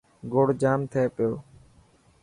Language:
Dhatki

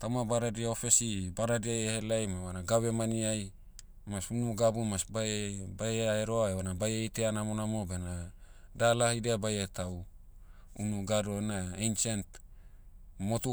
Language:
Motu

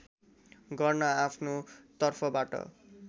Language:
Nepali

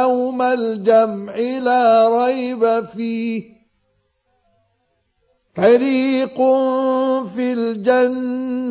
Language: Arabic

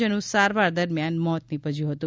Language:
Gujarati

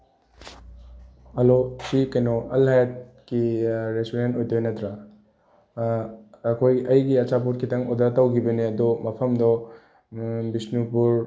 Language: Manipuri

